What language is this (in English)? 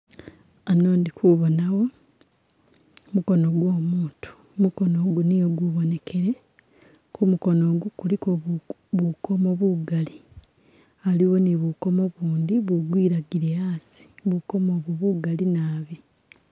Masaaba